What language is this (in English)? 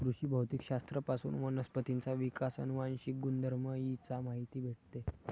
Marathi